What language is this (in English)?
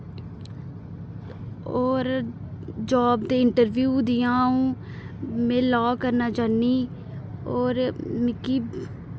Dogri